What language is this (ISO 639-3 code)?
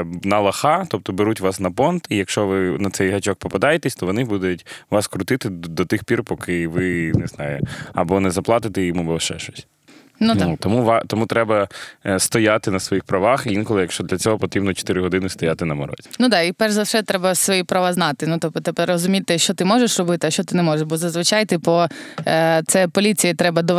ukr